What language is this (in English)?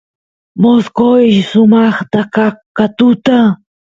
Santiago del Estero Quichua